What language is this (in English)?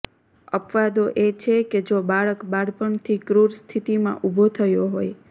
Gujarati